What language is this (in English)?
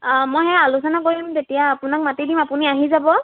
Assamese